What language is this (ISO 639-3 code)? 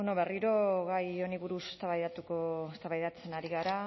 eus